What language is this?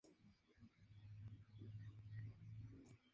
Spanish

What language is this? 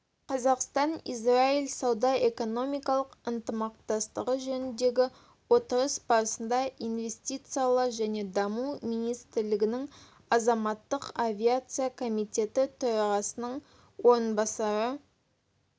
Kazakh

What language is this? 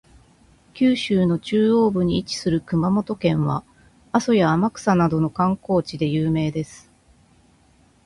Japanese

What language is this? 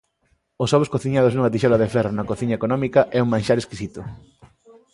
Galician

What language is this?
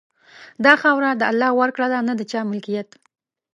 Pashto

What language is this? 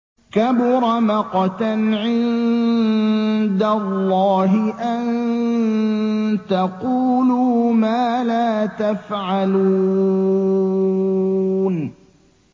Arabic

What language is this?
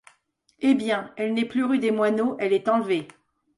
French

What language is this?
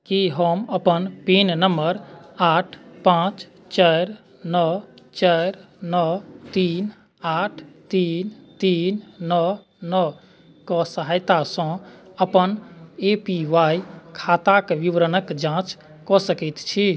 Maithili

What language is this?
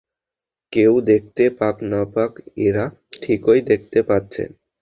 Bangla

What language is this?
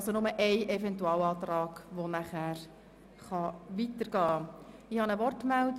Swiss German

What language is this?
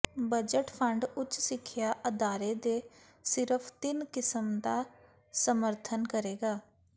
Punjabi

